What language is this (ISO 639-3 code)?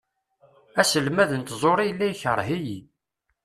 kab